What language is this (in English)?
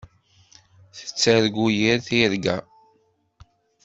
Kabyle